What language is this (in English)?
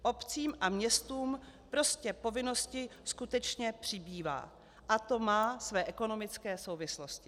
Czech